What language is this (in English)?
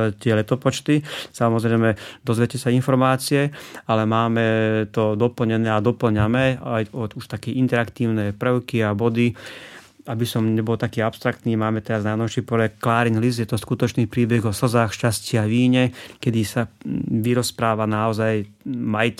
Slovak